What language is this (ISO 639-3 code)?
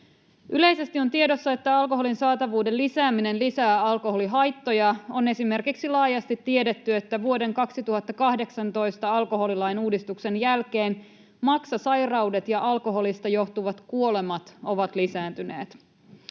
fin